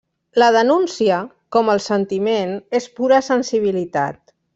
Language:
Catalan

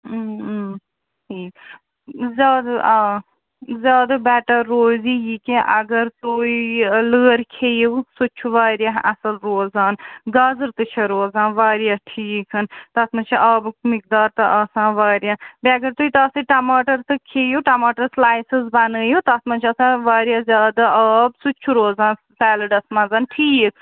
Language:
Kashmiri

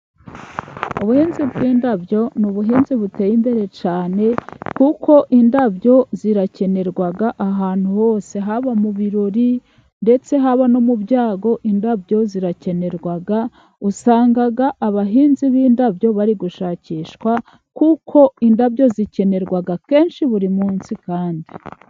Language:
Kinyarwanda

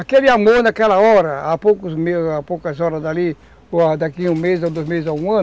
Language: Portuguese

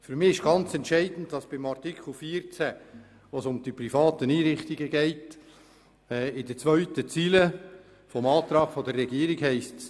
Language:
Swiss German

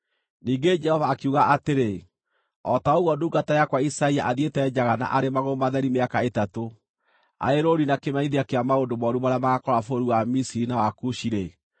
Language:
Kikuyu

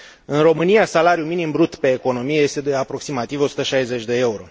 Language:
Romanian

